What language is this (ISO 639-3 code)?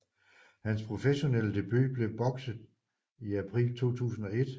dan